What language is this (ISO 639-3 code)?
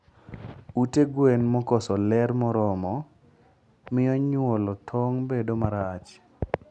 luo